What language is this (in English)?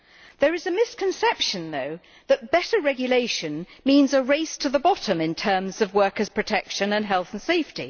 English